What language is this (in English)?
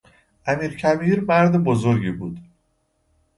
Persian